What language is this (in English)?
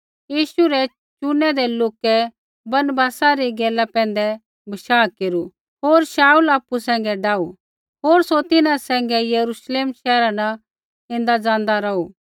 Kullu Pahari